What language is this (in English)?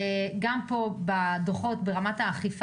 Hebrew